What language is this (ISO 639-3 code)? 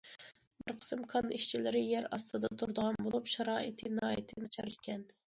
uig